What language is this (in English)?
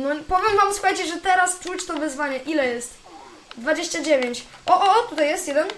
Polish